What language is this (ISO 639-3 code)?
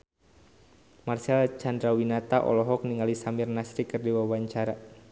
sun